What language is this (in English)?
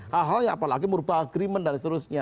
Indonesian